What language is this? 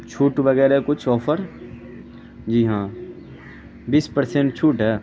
Urdu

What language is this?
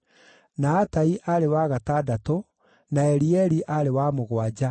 Kikuyu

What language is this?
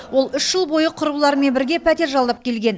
Kazakh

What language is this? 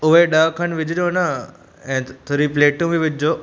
Sindhi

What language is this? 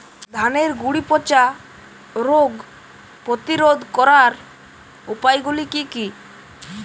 Bangla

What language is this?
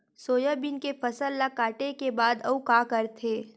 Chhattisgarhi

